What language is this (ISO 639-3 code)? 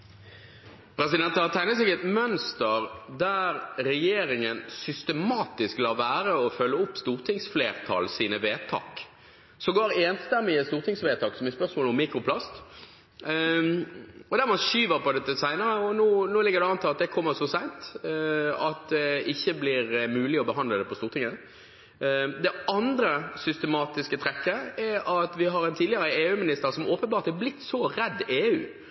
nob